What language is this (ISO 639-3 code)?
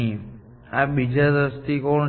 guj